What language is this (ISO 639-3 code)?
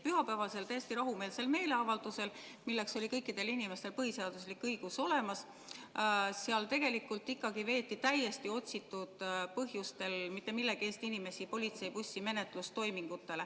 est